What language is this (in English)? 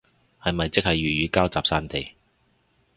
Cantonese